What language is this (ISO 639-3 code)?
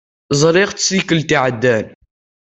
kab